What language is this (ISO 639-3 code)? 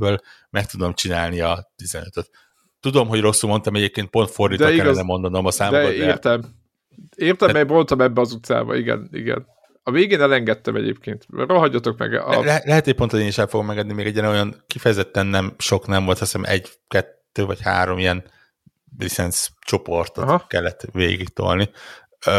hun